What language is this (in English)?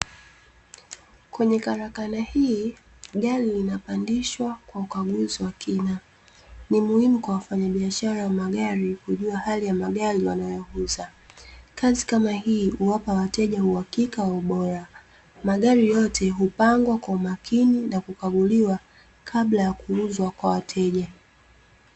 Swahili